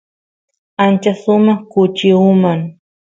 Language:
Santiago del Estero Quichua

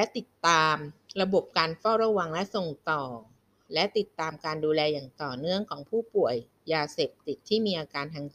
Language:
Thai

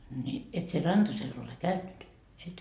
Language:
Finnish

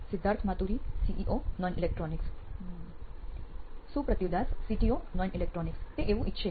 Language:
Gujarati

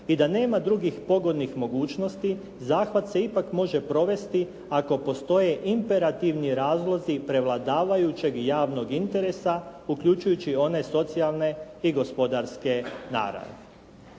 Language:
Croatian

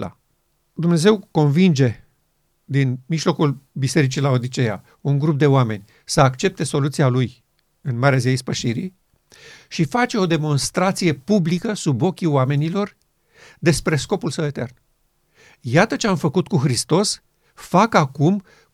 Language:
Romanian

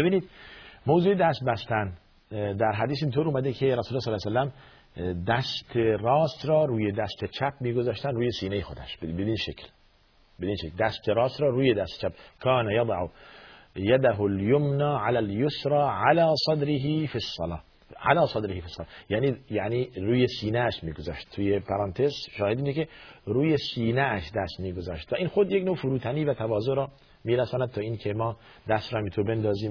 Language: Persian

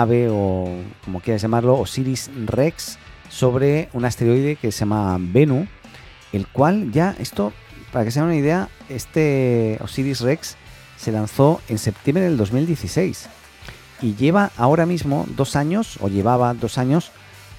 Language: Spanish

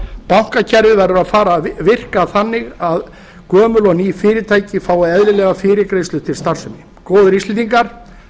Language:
Icelandic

